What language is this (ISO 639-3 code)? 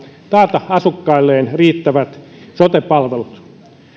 fin